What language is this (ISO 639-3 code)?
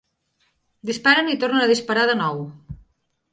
cat